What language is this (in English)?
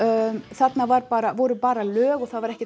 Icelandic